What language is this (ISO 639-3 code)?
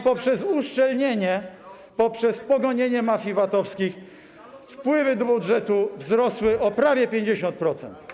pol